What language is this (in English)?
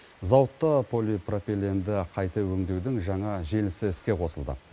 Kazakh